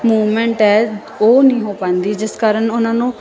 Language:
Punjabi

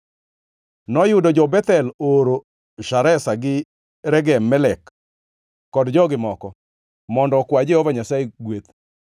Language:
Luo (Kenya and Tanzania)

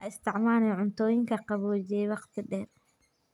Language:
Somali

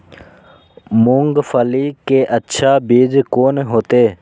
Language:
Maithili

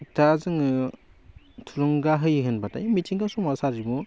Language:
Bodo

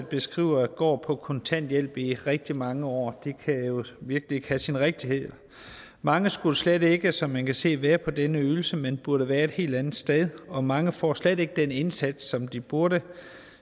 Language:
Danish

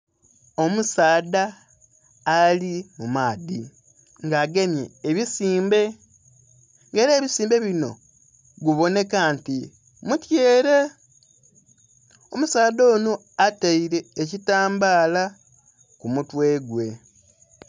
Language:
Soga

